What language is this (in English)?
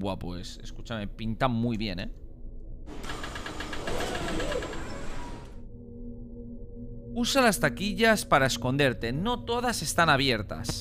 Spanish